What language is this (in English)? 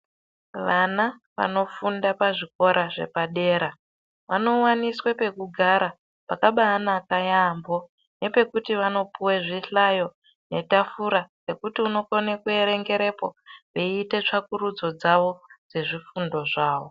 Ndau